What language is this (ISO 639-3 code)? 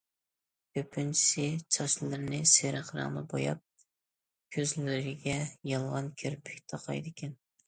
uig